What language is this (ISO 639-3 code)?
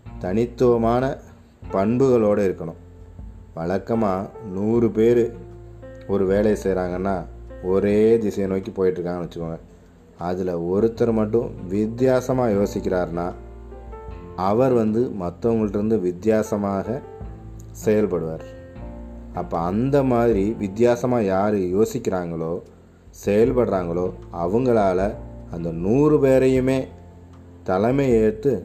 tam